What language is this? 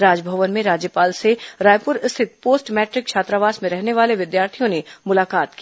Hindi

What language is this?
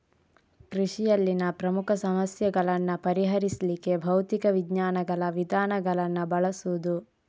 Kannada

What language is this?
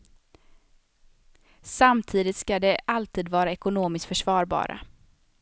Swedish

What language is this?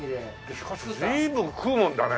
Japanese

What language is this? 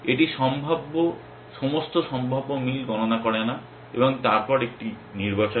Bangla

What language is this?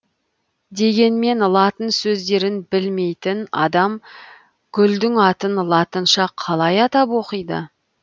Kazakh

